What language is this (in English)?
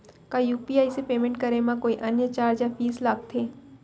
Chhattisgarhi